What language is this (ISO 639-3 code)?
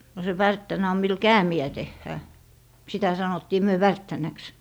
fin